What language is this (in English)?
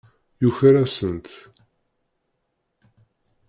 Kabyle